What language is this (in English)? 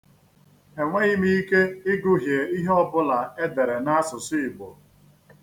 Igbo